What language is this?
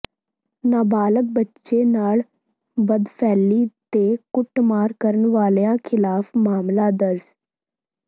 Punjabi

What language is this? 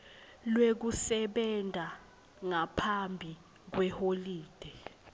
Swati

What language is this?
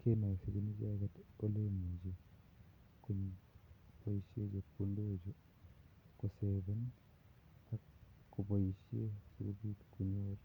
Kalenjin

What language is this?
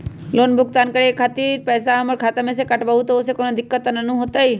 Magahi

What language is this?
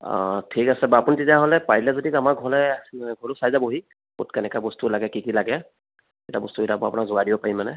Assamese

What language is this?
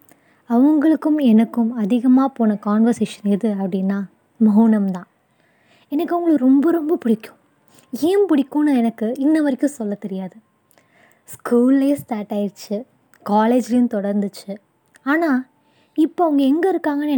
Tamil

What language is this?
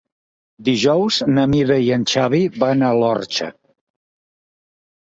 Catalan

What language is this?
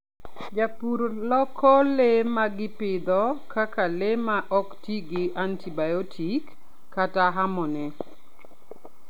Luo (Kenya and Tanzania)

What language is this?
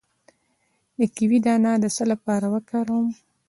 Pashto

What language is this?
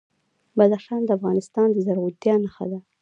Pashto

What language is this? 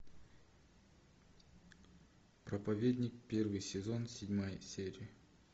Russian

